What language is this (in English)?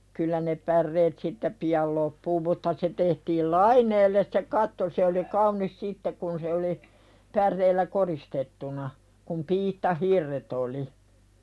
Finnish